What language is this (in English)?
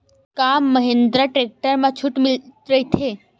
Chhattisgarhi